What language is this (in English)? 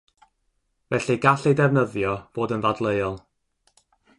Welsh